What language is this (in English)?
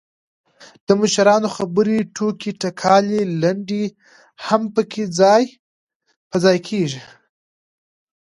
Pashto